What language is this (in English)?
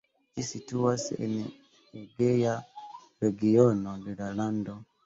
Esperanto